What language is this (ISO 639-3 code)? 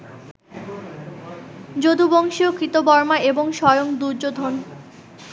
ben